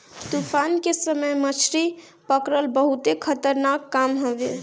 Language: Bhojpuri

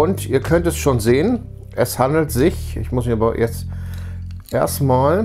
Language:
German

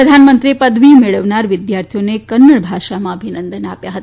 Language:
Gujarati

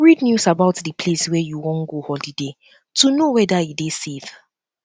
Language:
Nigerian Pidgin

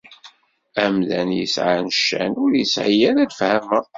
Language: Kabyle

